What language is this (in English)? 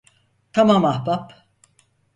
Turkish